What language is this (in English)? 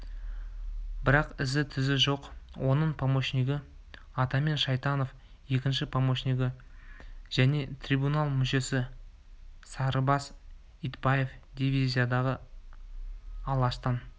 Kazakh